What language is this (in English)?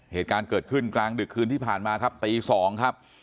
Thai